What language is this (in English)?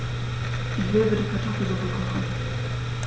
German